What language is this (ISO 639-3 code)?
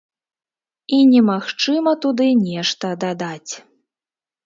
bel